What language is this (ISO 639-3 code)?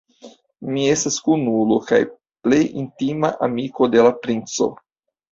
epo